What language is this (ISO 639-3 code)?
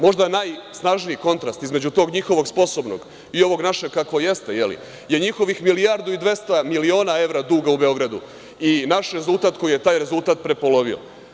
srp